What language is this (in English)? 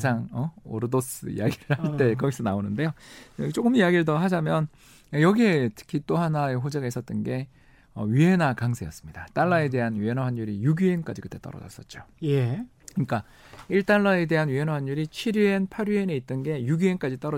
Korean